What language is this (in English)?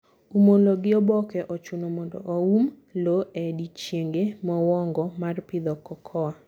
Luo (Kenya and Tanzania)